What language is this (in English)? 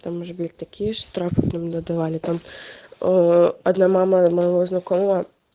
Russian